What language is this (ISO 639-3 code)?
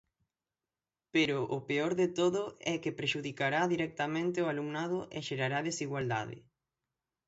glg